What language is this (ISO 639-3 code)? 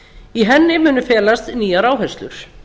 isl